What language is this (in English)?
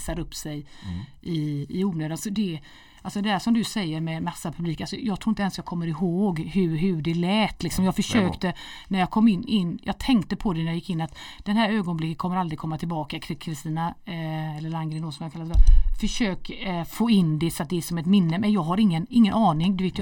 Swedish